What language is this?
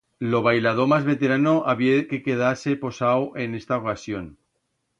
Aragonese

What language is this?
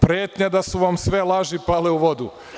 Serbian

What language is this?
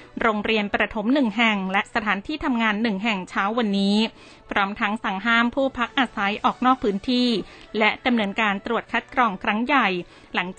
Thai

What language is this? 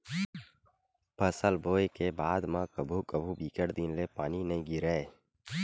Chhattisgarhi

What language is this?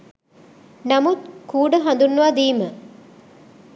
Sinhala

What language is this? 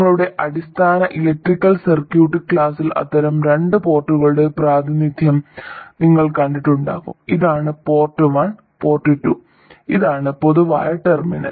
Malayalam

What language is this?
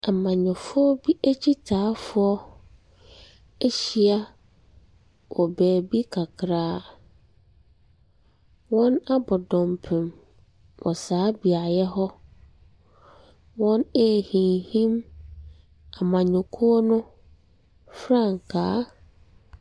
Akan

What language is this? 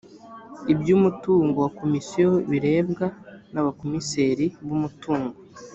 Kinyarwanda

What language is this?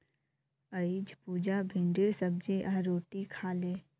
Magahi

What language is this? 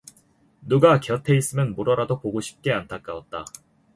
Korean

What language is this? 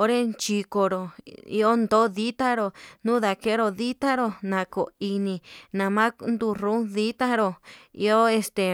Yutanduchi Mixtec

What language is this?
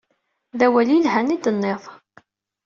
Kabyle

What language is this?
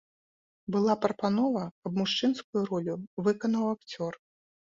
Belarusian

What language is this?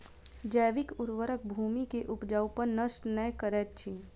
Maithili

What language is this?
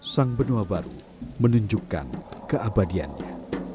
Indonesian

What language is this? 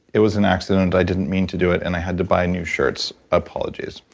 English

